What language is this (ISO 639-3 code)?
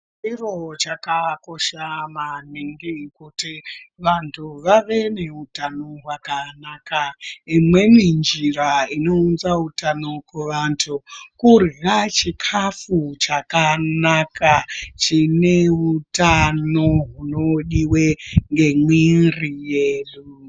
ndc